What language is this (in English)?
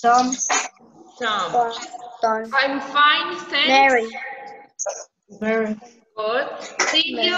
Spanish